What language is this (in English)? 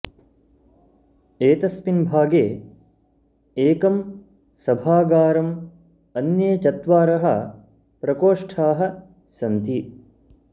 Sanskrit